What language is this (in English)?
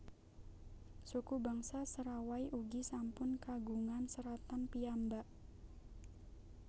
Javanese